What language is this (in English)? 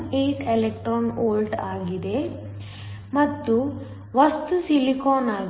Kannada